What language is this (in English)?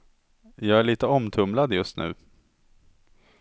Swedish